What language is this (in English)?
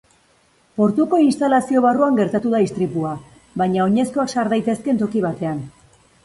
Basque